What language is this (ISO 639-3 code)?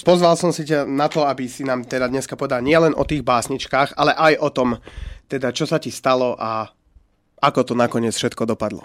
slk